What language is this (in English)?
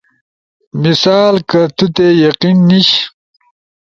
Ushojo